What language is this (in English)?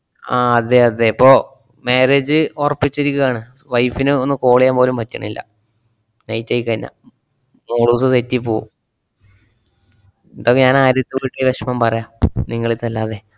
Malayalam